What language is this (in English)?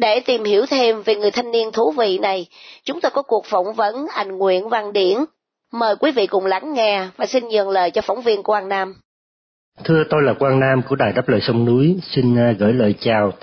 Vietnamese